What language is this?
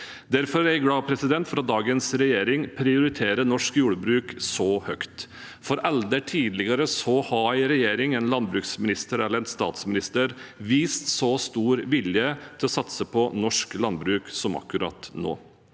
Norwegian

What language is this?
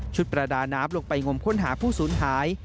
Thai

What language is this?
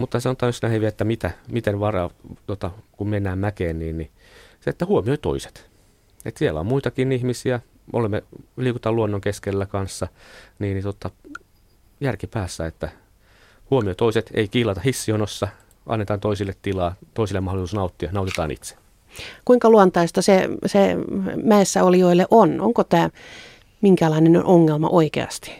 Finnish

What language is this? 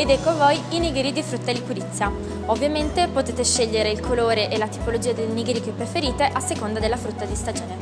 Italian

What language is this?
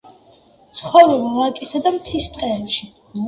Georgian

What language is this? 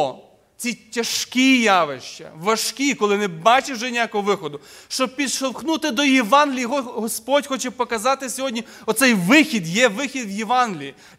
Ukrainian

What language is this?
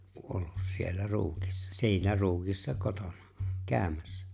Finnish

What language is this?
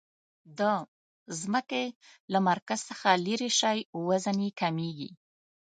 Pashto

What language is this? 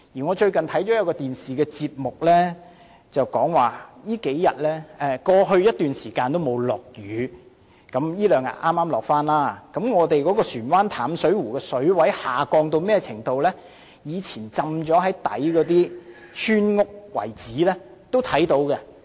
Cantonese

